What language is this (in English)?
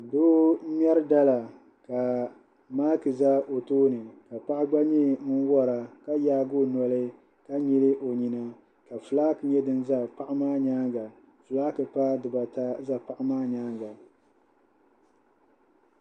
Dagbani